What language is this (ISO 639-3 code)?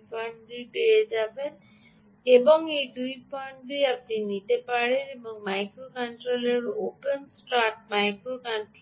ben